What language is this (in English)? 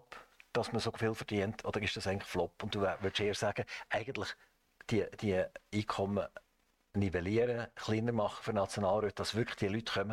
German